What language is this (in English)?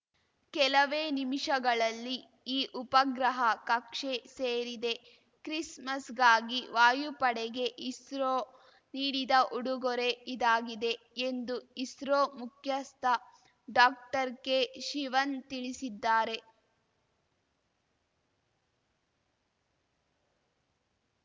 Kannada